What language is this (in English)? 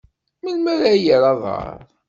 Kabyle